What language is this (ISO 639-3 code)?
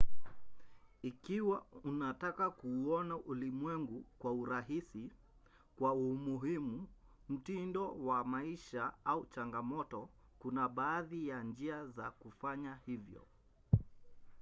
swa